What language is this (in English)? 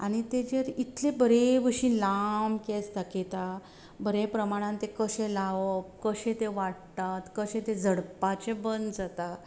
Konkani